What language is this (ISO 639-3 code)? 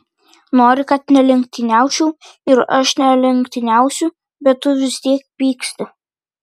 lit